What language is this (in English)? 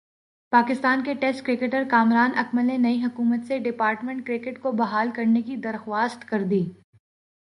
Urdu